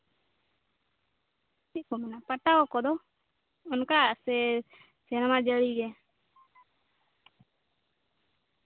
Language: Santali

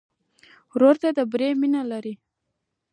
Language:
Pashto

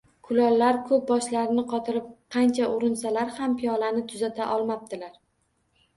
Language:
Uzbek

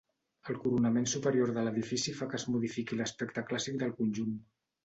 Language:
Catalan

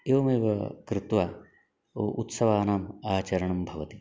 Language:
Sanskrit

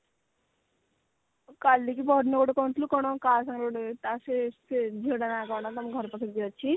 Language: Odia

